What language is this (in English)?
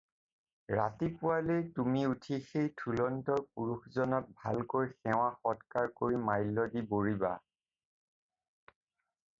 Assamese